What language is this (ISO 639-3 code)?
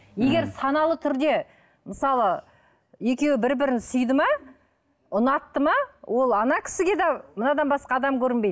kaz